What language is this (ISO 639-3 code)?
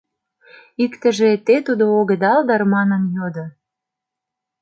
chm